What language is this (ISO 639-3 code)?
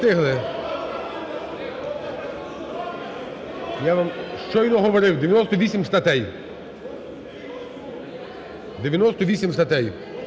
ukr